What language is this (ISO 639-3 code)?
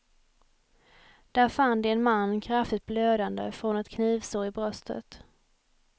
swe